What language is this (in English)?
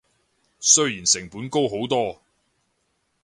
Cantonese